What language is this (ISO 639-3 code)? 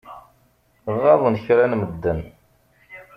kab